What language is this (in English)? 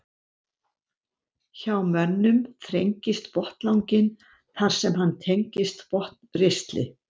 Icelandic